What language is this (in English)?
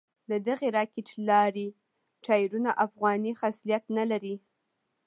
Pashto